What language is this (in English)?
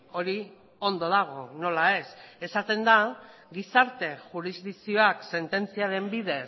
Basque